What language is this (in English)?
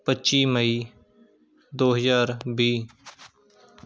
Punjabi